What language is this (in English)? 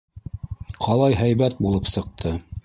Bashkir